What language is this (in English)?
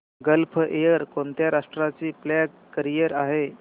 Marathi